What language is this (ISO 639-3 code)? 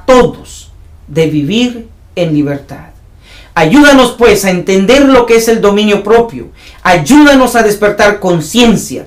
spa